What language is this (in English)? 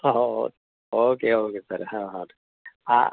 Kannada